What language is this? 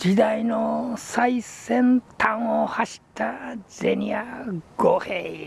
Japanese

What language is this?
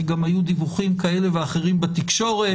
Hebrew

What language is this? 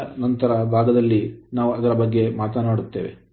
Kannada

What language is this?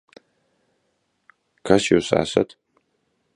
Latvian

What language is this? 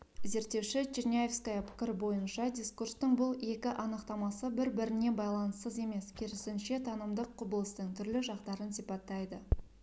Kazakh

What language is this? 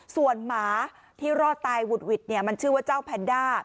Thai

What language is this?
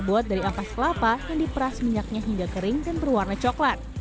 Indonesian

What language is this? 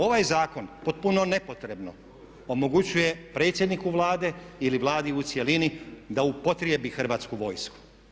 Croatian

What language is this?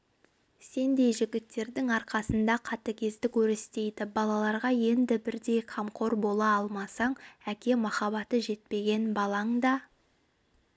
Kazakh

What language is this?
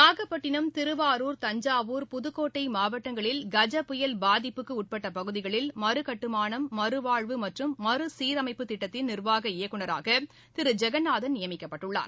Tamil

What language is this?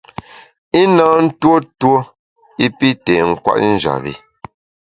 Bamun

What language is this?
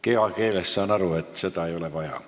Estonian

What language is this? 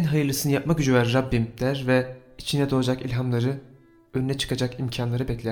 Turkish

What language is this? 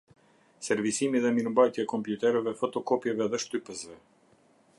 Albanian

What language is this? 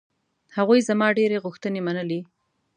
Pashto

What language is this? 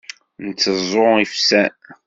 Kabyle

